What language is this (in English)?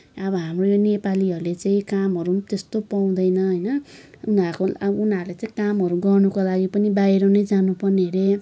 Nepali